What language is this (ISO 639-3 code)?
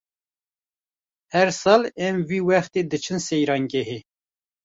kur